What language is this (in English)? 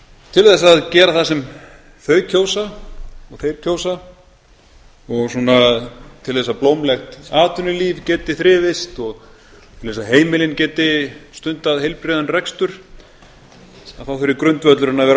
Icelandic